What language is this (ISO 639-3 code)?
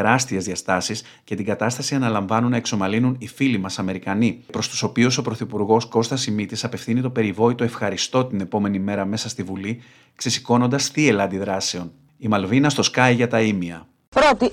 ell